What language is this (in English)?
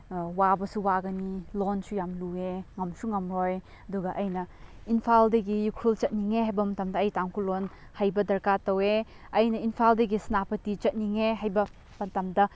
Manipuri